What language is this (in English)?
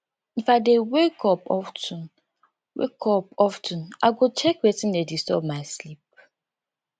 Nigerian Pidgin